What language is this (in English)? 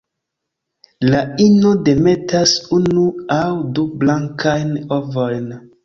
Esperanto